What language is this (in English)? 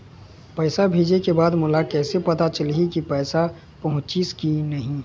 Chhattisgarhi